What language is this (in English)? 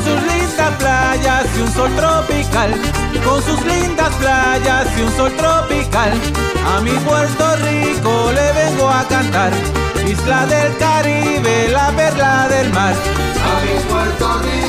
Spanish